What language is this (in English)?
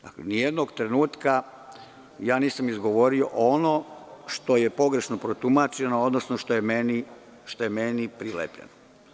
Serbian